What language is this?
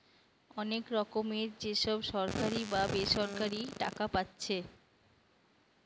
Bangla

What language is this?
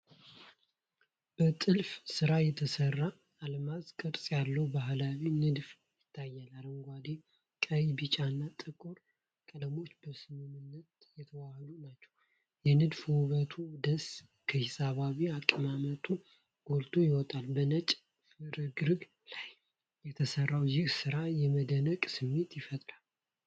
Amharic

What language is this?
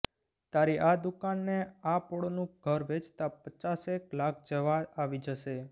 Gujarati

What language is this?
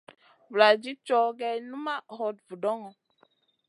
Masana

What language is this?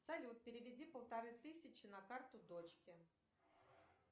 Russian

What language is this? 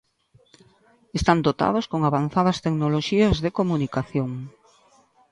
Galician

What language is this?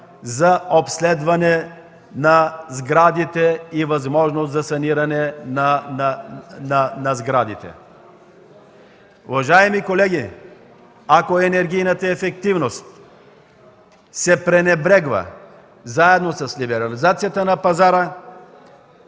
Bulgarian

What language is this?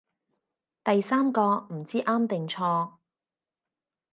Cantonese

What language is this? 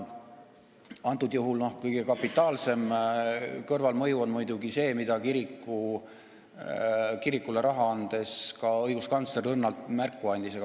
Estonian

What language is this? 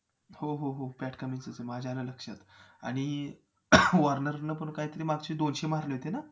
Marathi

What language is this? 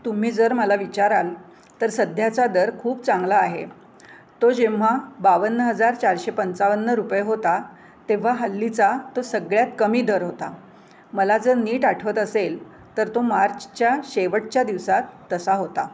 Marathi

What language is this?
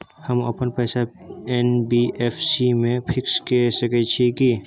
Maithili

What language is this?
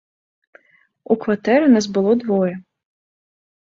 Belarusian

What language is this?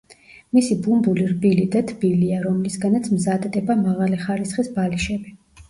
Georgian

